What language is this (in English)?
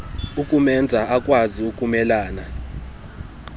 Xhosa